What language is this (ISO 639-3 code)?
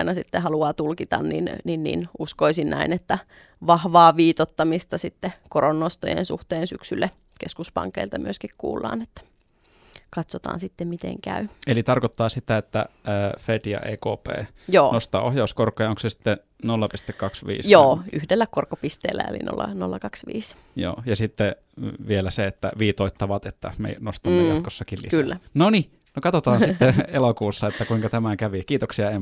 fin